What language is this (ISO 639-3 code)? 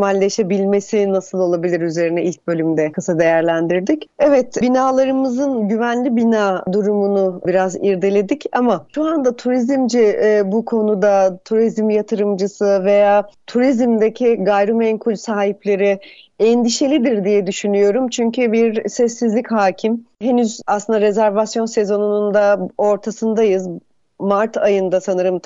tur